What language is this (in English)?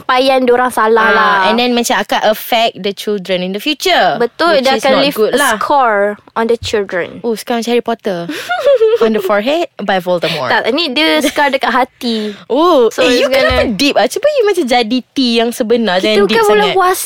Malay